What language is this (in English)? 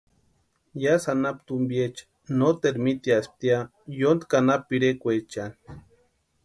Western Highland Purepecha